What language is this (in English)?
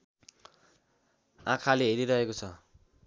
Nepali